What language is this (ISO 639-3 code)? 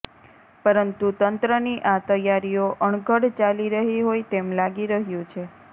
guj